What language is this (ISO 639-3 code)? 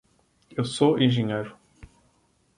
por